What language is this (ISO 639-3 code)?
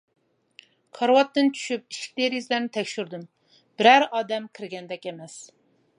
uig